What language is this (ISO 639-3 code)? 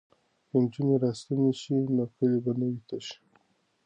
pus